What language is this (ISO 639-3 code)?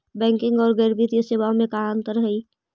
mag